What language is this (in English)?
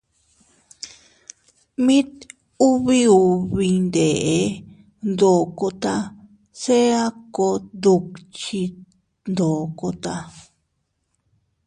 Teutila Cuicatec